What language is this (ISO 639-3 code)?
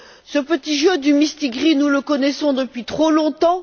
fra